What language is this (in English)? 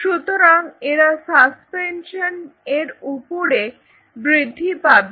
Bangla